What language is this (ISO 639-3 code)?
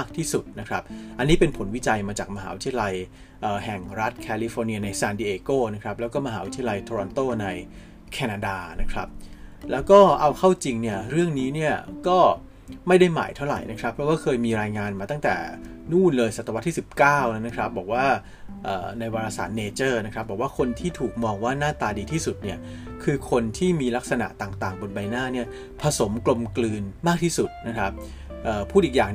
tha